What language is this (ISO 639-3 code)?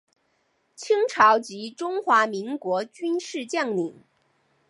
zho